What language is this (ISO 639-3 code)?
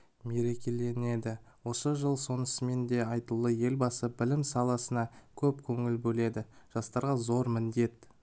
kaz